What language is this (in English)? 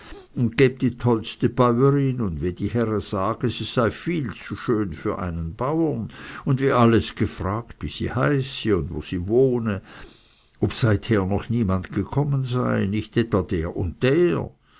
German